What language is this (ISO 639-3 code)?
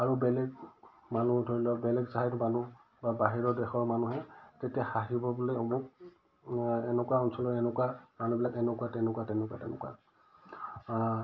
asm